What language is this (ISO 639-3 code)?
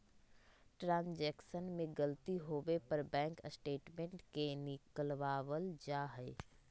mag